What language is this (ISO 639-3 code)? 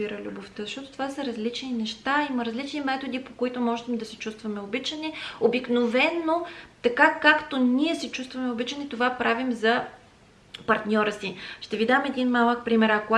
bul